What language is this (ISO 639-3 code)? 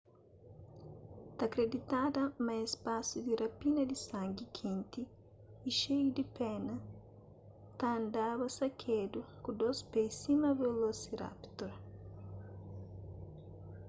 kea